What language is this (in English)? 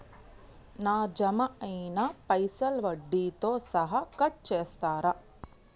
Telugu